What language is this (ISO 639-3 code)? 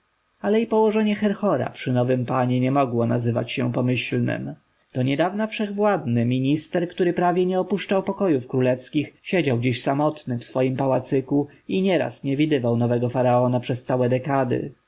pol